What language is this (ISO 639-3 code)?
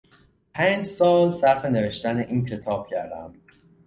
fas